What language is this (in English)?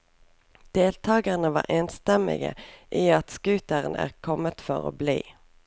Norwegian